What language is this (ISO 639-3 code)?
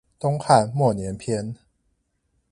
zho